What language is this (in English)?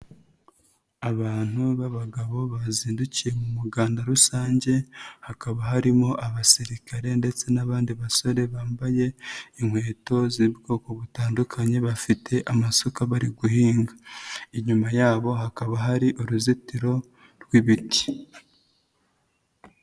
Kinyarwanda